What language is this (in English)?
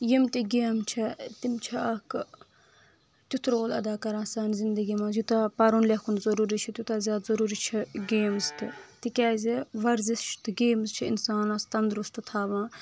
Kashmiri